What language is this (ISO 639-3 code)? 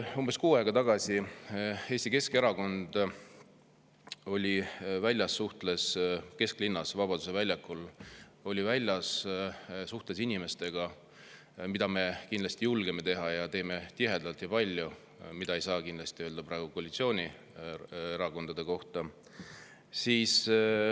est